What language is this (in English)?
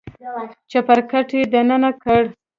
Pashto